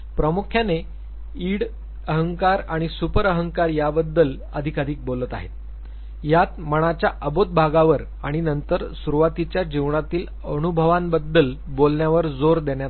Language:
Marathi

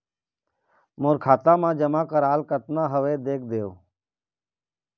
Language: Chhattisgarhi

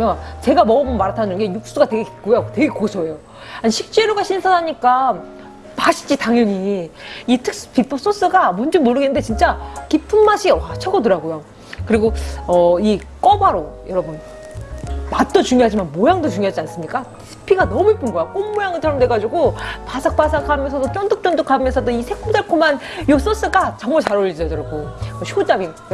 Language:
Korean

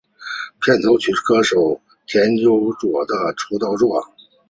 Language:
Chinese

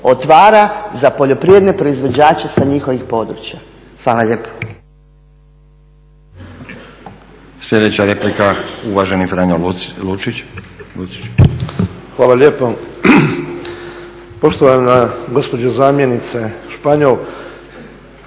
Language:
Croatian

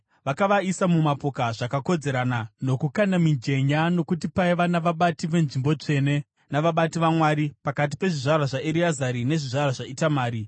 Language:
Shona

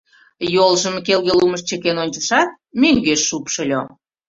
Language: Mari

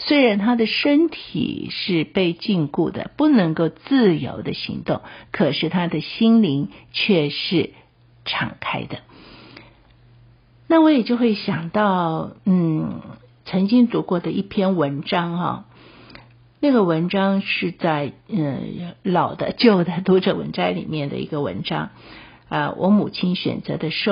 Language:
Chinese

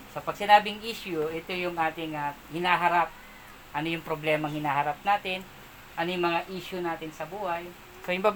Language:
Filipino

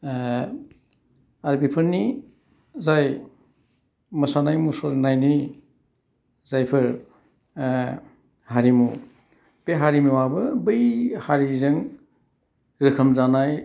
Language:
Bodo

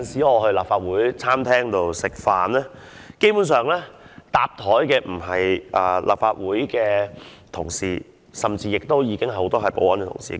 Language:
Cantonese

